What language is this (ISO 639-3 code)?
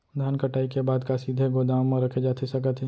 hne